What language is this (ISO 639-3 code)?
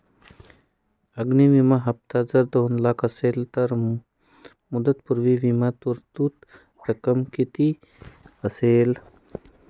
mar